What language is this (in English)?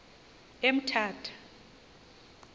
Xhosa